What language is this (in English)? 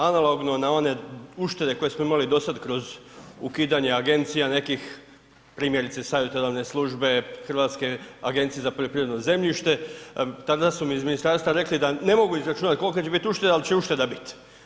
Croatian